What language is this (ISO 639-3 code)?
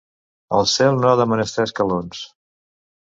cat